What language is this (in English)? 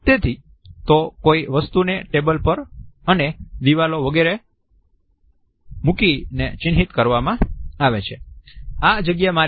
Gujarati